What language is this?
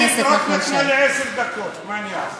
Hebrew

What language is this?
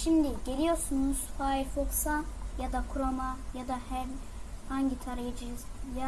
Turkish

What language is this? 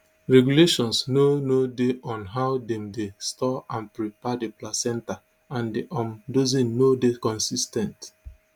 Nigerian Pidgin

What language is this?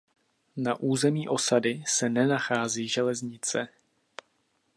Czech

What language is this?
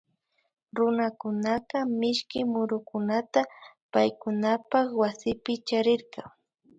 Imbabura Highland Quichua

